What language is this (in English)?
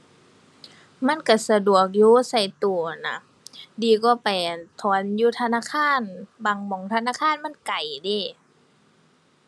Thai